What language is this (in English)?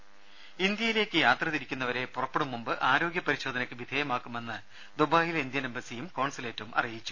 Malayalam